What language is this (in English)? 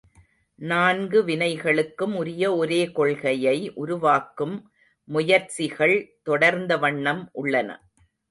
Tamil